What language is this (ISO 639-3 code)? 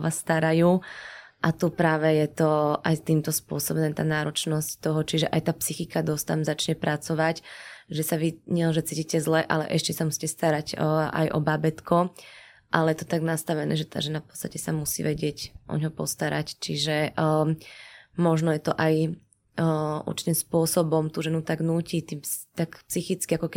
slk